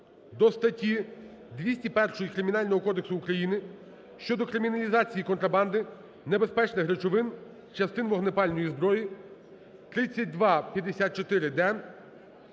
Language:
Ukrainian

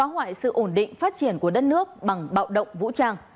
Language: Vietnamese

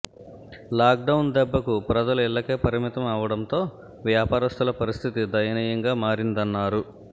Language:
Telugu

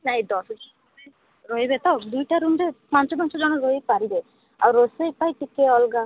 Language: Odia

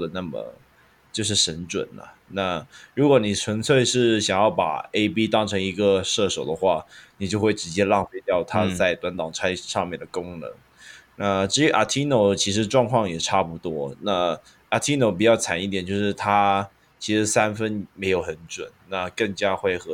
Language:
Chinese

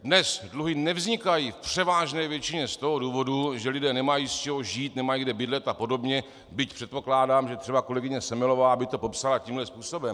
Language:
Czech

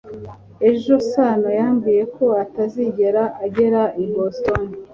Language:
Kinyarwanda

